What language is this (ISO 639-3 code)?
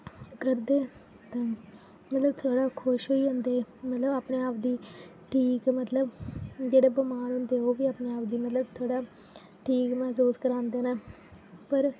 doi